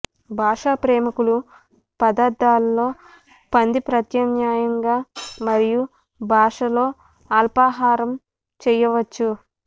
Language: Telugu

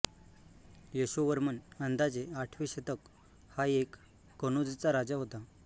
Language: Marathi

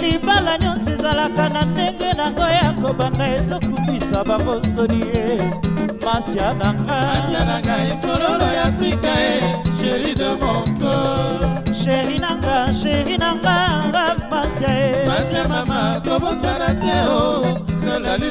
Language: Romanian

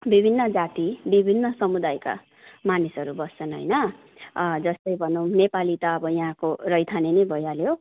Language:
Nepali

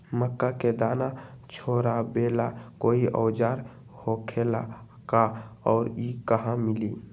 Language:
Magahi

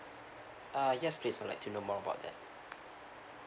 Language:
English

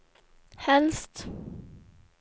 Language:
Swedish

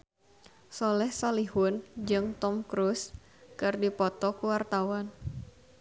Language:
Sundanese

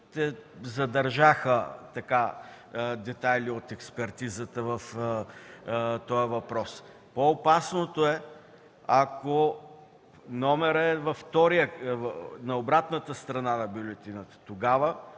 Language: Bulgarian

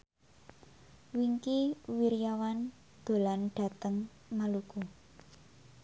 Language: Javanese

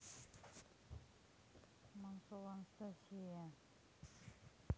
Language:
Russian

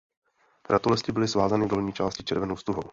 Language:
Czech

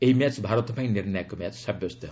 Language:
Odia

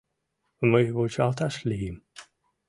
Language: Mari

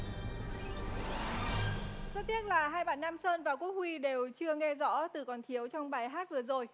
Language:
Vietnamese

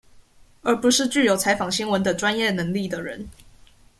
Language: Chinese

